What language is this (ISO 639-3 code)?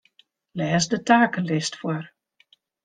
fry